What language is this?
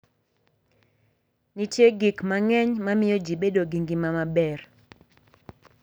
Luo (Kenya and Tanzania)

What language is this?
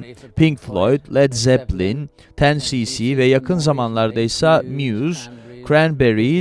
Turkish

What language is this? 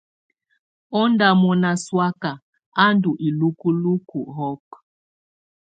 Tunen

